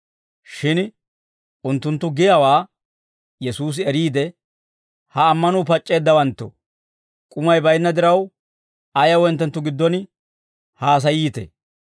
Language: Dawro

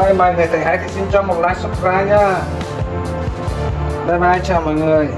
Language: Vietnamese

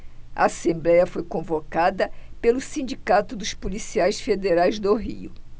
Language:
Portuguese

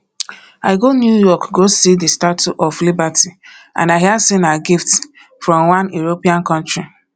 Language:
Nigerian Pidgin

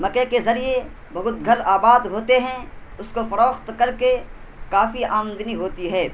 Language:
Urdu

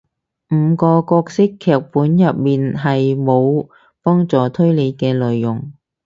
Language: Cantonese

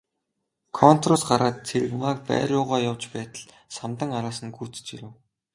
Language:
Mongolian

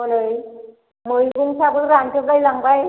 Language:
Bodo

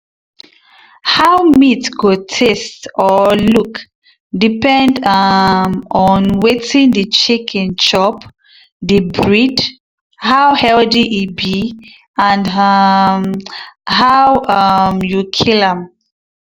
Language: Nigerian Pidgin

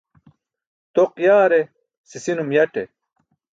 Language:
Burushaski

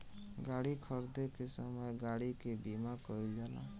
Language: Bhojpuri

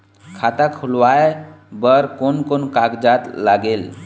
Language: Chhattisgarhi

